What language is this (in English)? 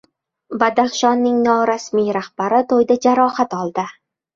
Uzbek